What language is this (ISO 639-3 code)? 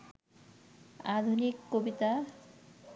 ben